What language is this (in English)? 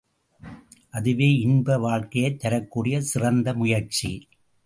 Tamil